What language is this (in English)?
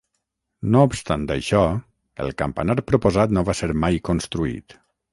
Catalan